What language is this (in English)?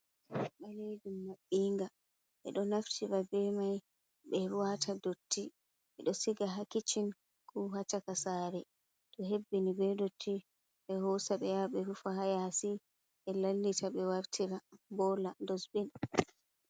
Fula